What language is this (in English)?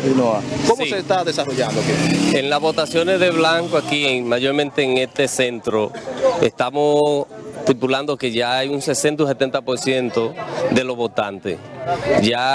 Spanish